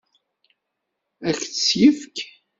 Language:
Kabyle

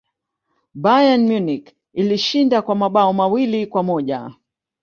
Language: Swahili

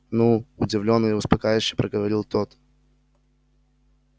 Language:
Russian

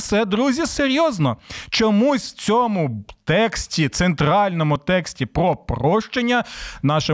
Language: Ukrainian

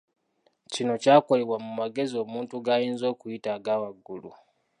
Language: Ganda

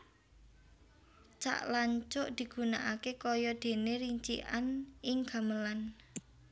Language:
Javanese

